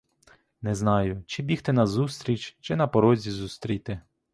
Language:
Ukrainian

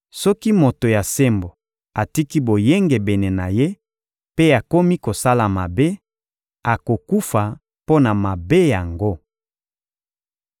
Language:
Lingala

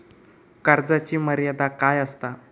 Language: Marathi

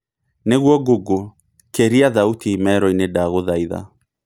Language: Kikuyu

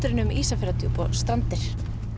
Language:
Icelandic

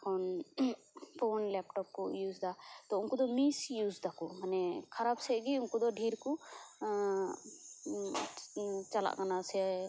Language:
Santali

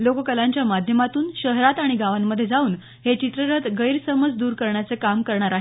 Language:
Marathi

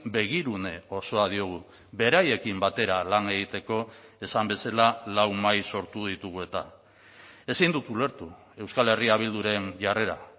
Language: Basque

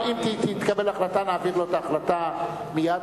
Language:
Hebrew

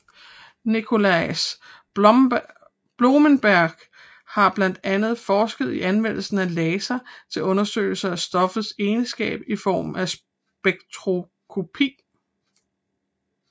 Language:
Danish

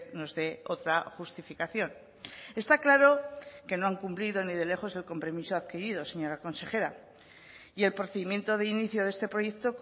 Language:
Spanish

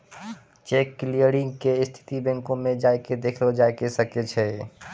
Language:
Maithili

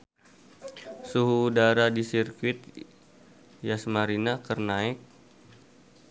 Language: Sundanese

